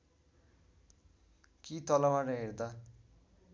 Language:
Nepali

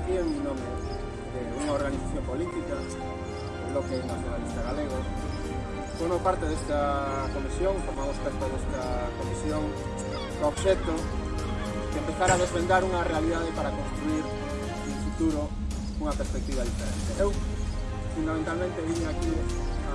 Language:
Spanish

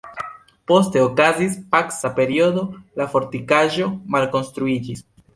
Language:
Esperanto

